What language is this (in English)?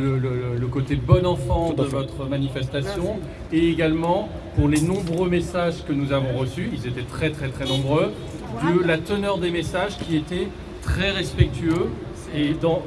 French